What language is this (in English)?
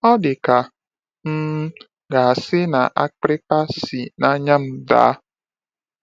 Igbo